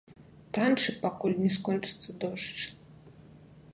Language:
Belarusian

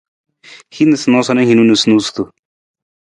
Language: Nawdm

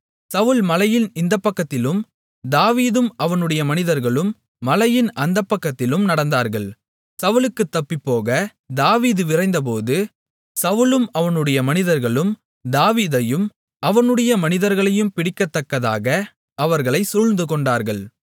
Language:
Tamil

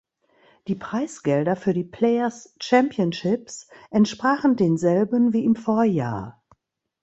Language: German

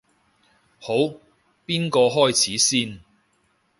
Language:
Cantonese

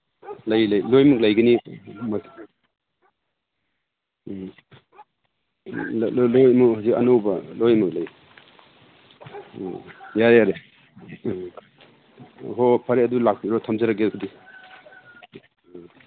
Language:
Manipuri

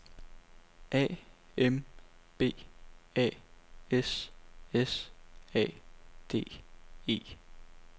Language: Danish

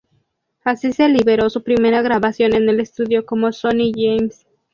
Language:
Spanish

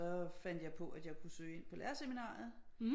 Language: Danish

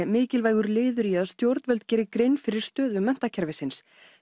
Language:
Icelandic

